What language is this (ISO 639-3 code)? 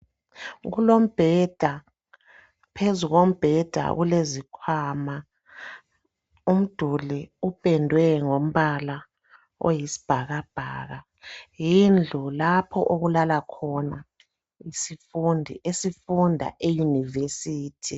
nde